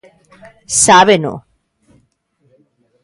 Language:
Galician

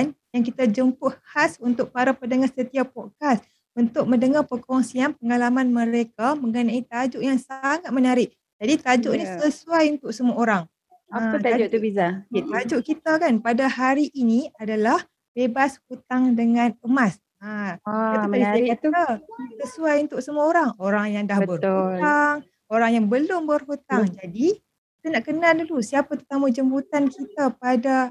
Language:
Malay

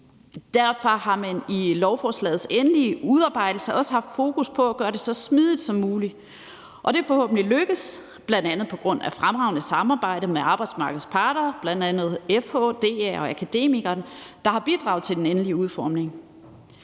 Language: Danish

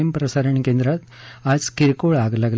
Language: Marathi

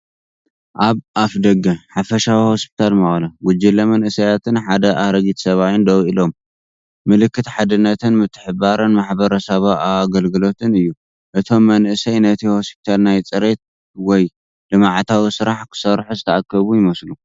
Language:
Tigrinya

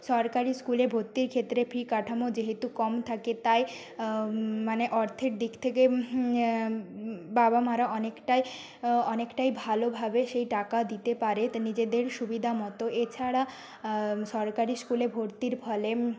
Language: Bangla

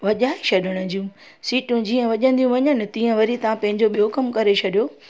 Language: Sindhi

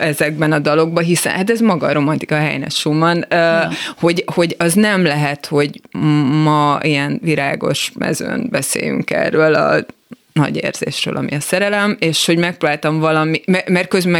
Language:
Hungarian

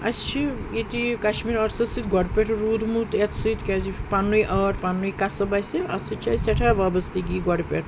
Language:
Kashmiri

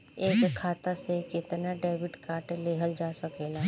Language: Bhojpuri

